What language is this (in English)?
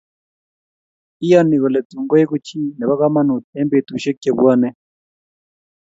Kalenjin